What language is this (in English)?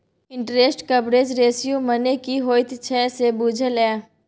Maithili